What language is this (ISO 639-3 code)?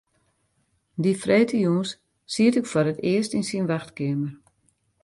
fry